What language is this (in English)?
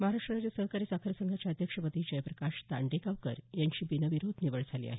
Marathi